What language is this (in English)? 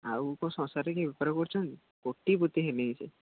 Odia